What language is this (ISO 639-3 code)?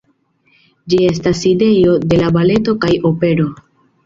epo